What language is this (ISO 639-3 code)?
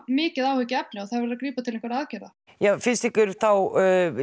isl